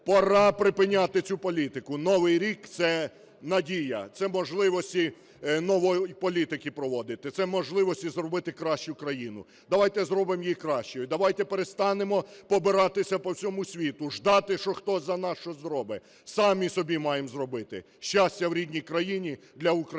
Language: Ukrainian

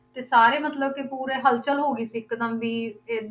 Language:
Punjabi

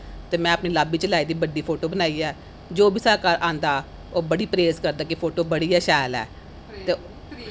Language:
Dogri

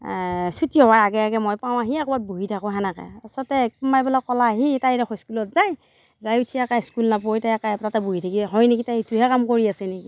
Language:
Assamese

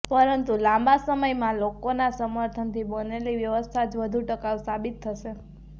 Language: Gujarati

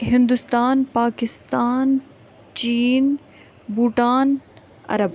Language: Kashmiri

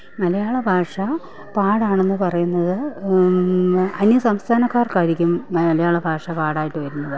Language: Malayalam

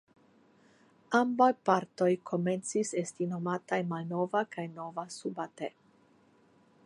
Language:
Esperanto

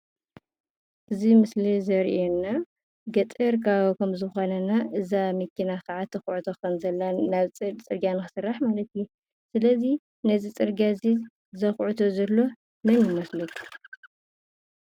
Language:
Tigrinya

